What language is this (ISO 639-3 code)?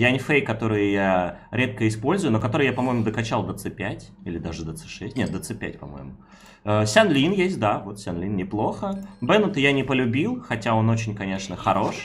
rus